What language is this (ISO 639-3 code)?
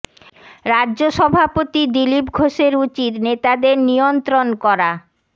ben